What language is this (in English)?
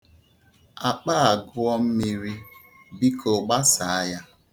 Igbo